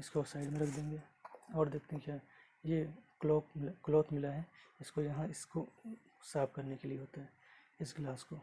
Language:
Hindi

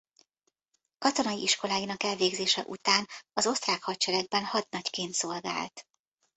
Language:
Hungarian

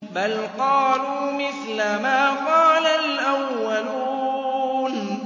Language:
Arabic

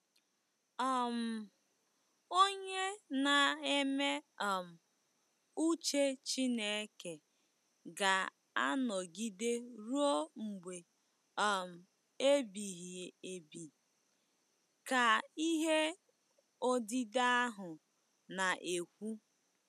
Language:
Igbo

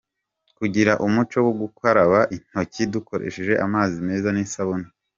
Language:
Kinyarwanda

